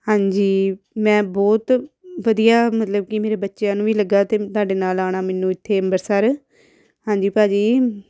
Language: Punjabi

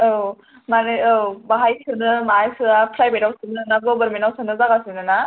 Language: Bodo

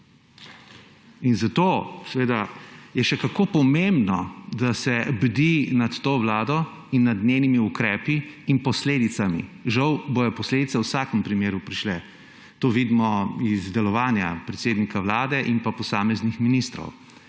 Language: Slovenian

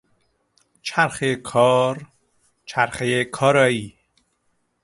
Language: Persian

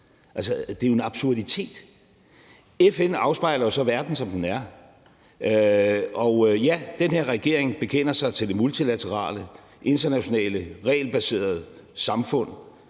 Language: Danish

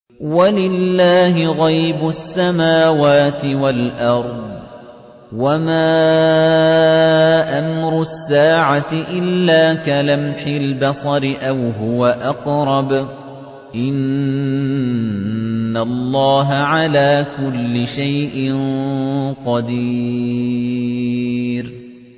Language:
Arabic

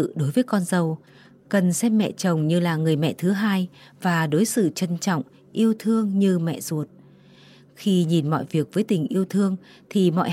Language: Vietnamese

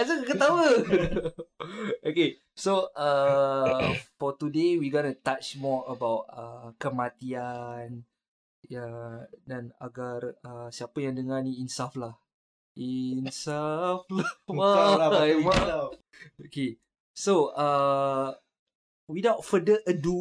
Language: Malay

